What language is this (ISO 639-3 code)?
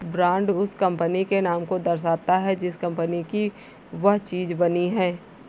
hin